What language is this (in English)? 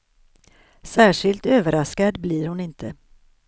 Swedish